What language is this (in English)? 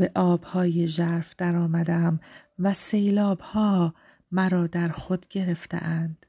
Persian